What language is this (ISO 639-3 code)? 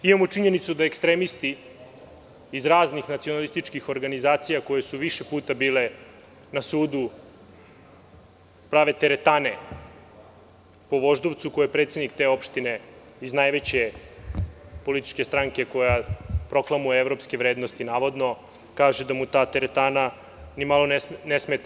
srp